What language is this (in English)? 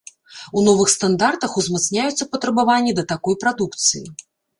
Belarusian